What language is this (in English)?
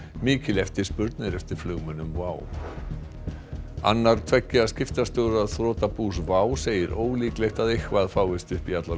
Icelandic